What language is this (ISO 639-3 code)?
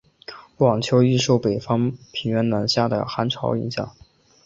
zho